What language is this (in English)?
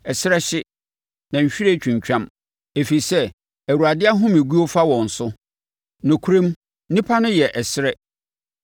Akan